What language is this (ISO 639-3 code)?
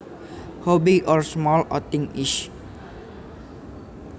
jav